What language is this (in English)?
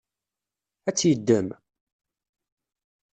Kabyle